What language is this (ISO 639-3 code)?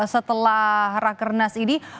ind